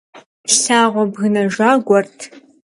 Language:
Kabardian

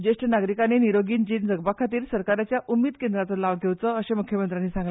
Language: Konkani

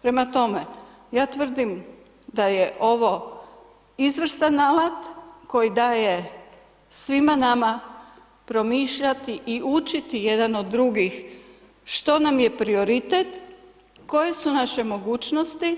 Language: Croatian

